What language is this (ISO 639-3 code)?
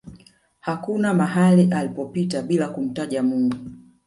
swa